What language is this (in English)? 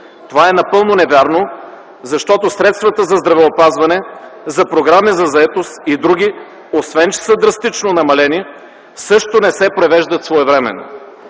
Bulgarian